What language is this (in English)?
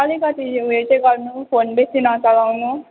Nepali